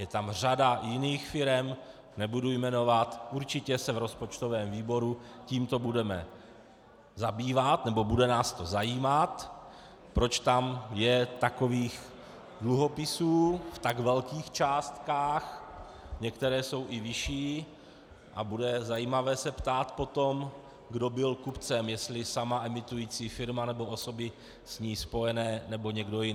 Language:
Czech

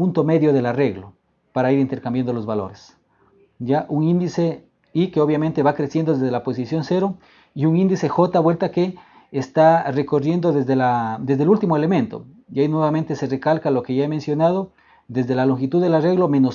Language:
Spanish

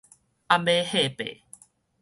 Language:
Min Nan Chinese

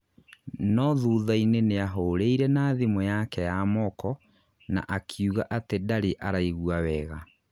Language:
Kikuyu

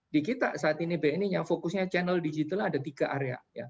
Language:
Indonesian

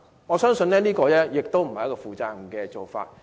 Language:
Cantonese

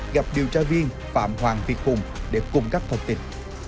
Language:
Vietnamese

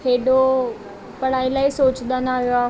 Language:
Sindhi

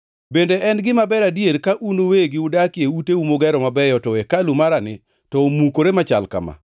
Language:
Luo (Kenya and Tanzania)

